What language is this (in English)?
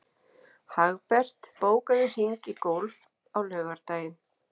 Icelandic